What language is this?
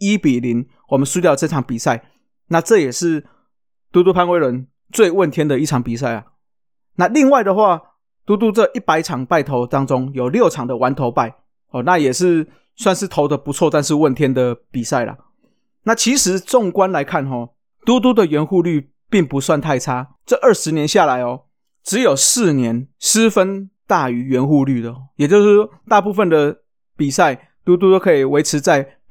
Chinese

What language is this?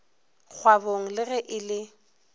Northern Sotho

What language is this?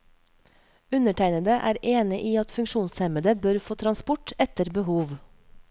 Norwegian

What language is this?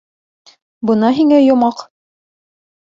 Bashkir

